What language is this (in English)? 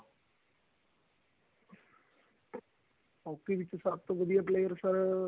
Punjabi